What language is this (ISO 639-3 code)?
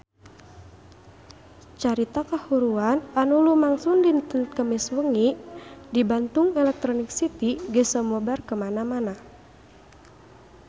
sun